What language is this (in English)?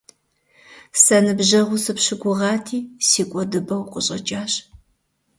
Kabardian